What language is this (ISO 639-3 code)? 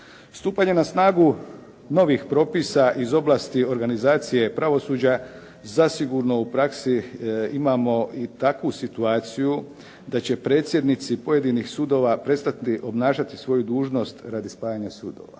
hrv